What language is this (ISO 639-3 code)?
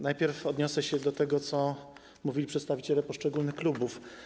pol